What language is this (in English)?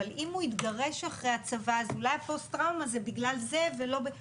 Hebrew